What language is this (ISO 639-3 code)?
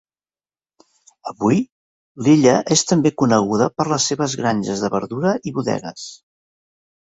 cat